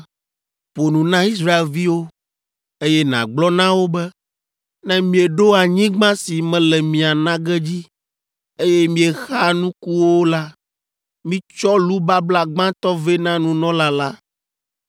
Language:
Ewe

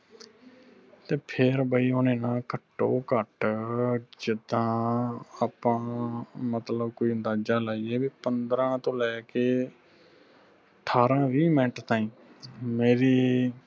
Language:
Punjabi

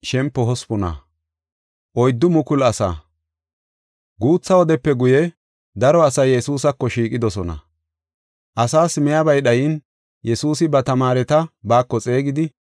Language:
Gofa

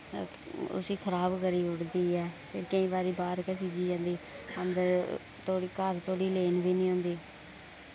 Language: Dogri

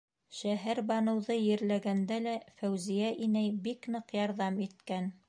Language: Bashkir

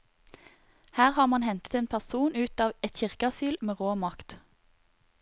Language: Norwegian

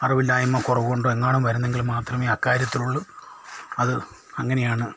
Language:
Malayalam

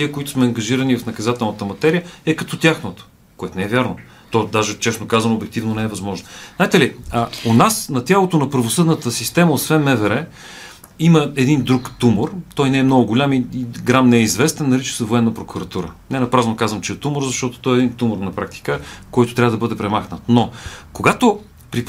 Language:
Bulgarian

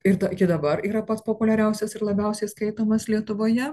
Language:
Lithuanian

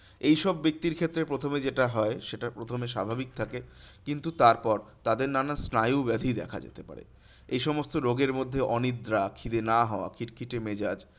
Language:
Bangla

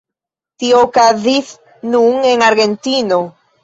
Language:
Esperanto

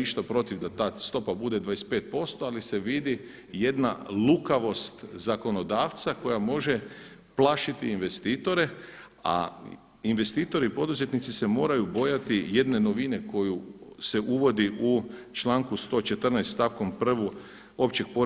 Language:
Croatian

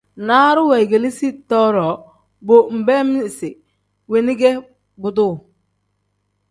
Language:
Tem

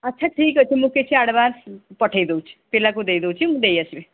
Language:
Odia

